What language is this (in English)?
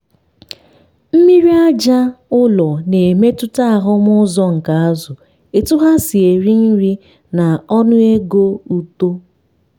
Igbo